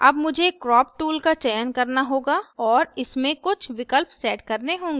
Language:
Hindi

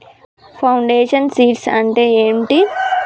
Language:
Telugu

